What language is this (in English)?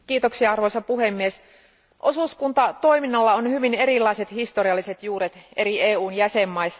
Finnish